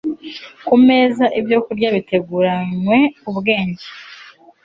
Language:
Kinyarwanda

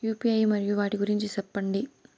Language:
Telugu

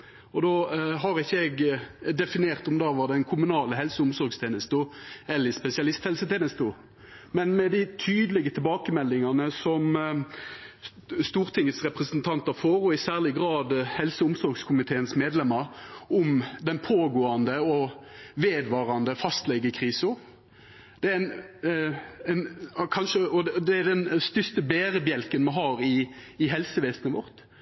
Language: Norwegian Nynorsk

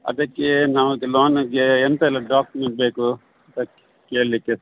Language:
Kannada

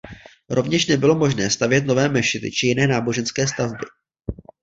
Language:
Czech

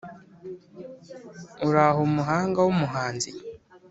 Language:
Kinyarwanda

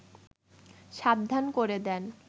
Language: Bangla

